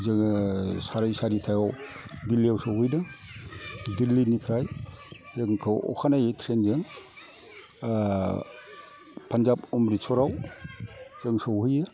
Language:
Bodo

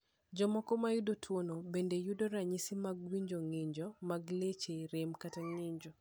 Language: Luo (Kenya and Tanzania)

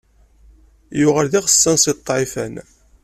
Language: Kabyle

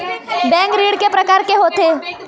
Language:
Chhattisgarhi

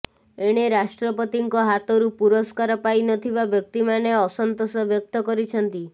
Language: Odia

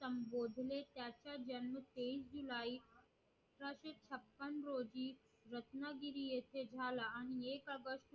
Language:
Marathi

